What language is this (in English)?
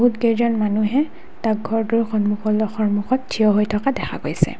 Assamese